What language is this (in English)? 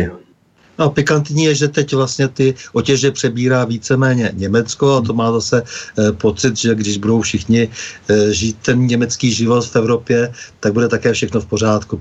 Czech